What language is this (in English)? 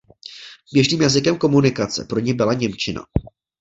Czech